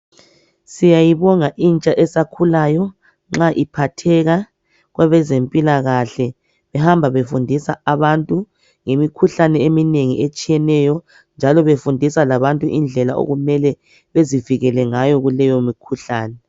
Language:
North Ndebele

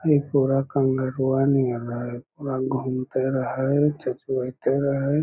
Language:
Magahi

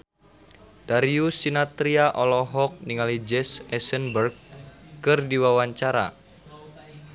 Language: Sundanese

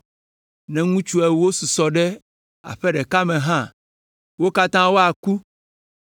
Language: Ewe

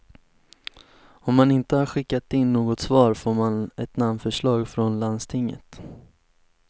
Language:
Swedish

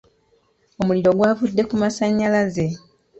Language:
Ganda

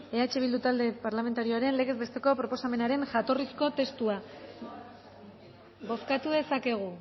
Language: Basque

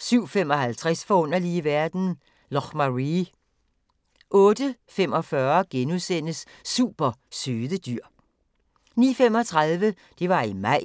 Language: Danish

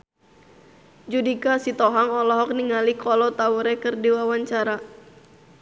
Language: Sundanese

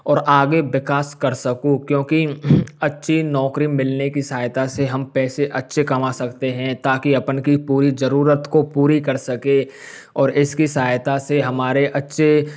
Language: Hindi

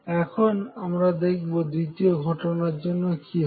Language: Bangla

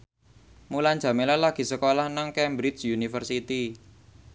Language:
Javanese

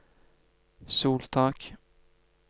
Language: Norwegian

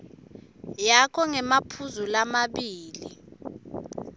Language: Swati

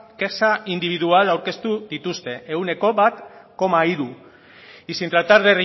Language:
Basque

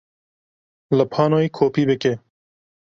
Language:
Kurdish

